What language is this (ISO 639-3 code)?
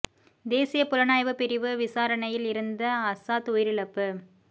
tam